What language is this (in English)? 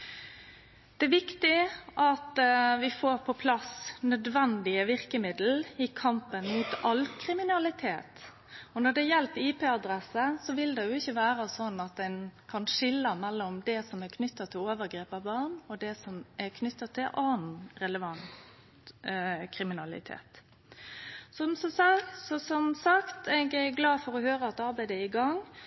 Norwegian Nynorsk